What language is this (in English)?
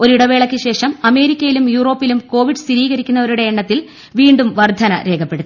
Malayalam